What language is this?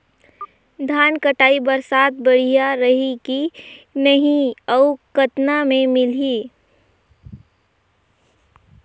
Chhattisgarhi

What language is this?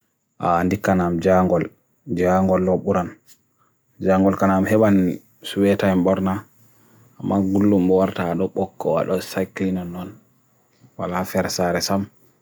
Bagirmi Fulfulde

